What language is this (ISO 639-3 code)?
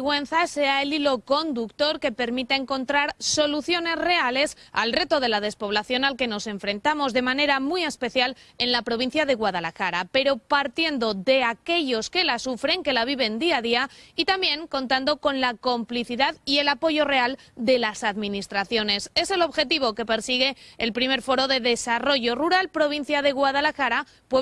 spa